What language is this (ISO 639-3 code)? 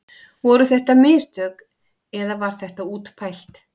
isl